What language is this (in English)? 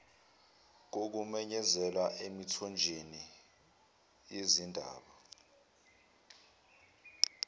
Zulu